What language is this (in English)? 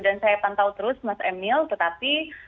Indonesian